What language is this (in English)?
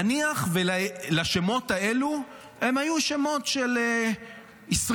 Hebrew